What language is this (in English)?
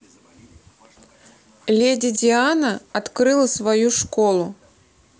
Russian